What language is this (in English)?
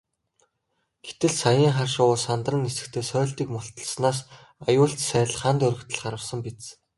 Mongolian